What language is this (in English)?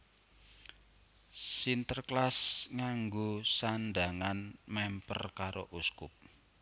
Javanese